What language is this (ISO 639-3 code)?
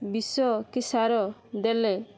ori